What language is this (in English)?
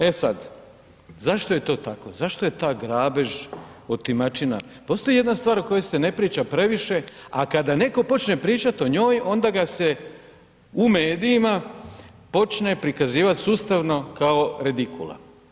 Croatian